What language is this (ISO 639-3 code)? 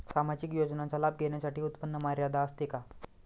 mar